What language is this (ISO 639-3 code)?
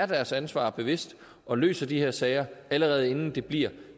dan